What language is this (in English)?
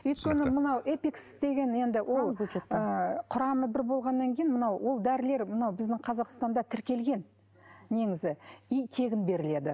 Kazakh